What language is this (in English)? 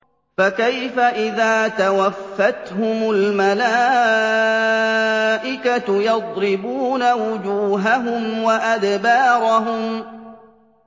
Arabic